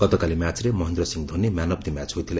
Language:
Odia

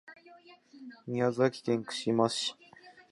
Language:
Japanese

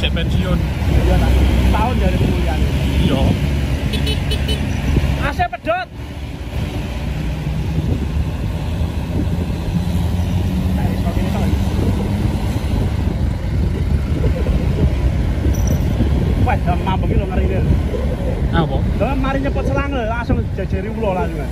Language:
Indonesian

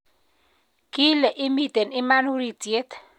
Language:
Kalenjin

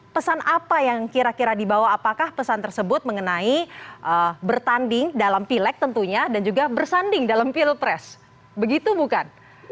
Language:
Indonesian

